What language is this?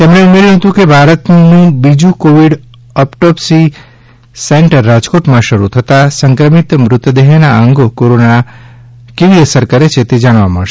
Gujarati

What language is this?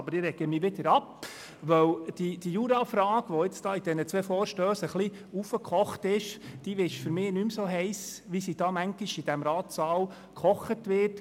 Swiss German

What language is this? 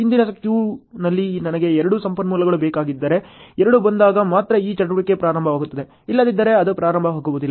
Kannada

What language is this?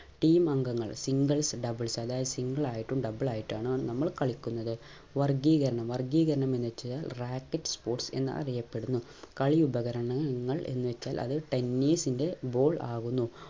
Malayalam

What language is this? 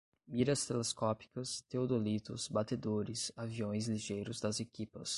Portuguese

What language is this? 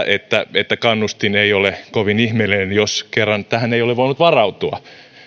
Finnish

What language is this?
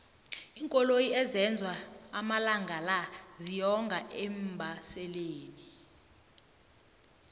South Ndebele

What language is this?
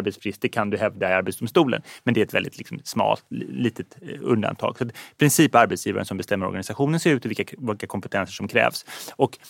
Swedish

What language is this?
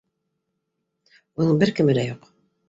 Bashkir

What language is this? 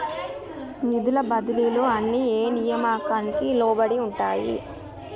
Telugu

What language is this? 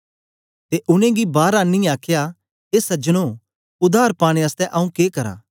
Dogri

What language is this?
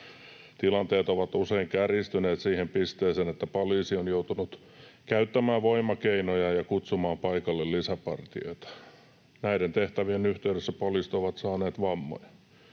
Finnish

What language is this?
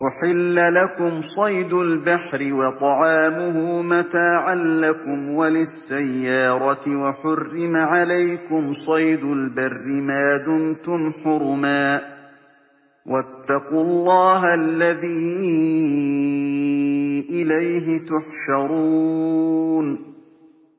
Arabic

